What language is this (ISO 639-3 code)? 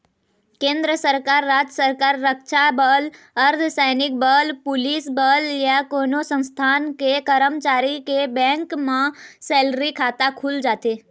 hne